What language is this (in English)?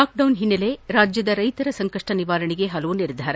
Kannada